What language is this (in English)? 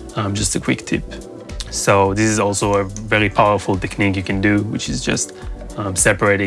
English